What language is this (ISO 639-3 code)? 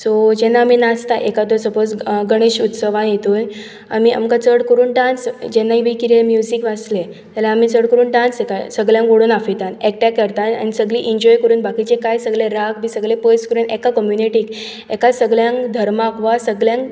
kok